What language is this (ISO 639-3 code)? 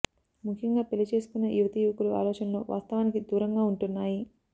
tel